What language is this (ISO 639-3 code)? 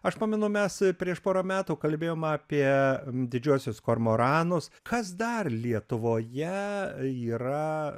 lit